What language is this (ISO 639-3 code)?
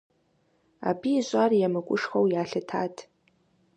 kbd